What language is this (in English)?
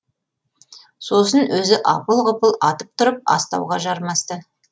Kazakh